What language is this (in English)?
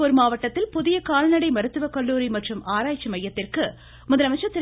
Tamil